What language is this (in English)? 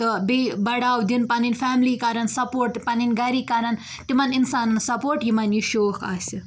Kashmiri